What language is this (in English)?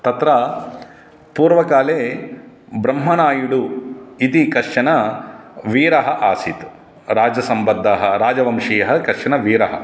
Sanskrit